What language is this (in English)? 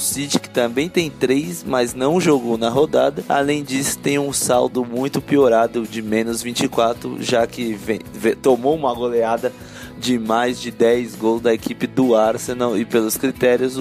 Portuguese